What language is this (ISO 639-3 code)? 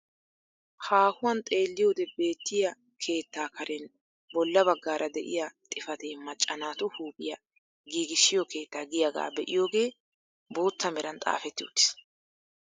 wal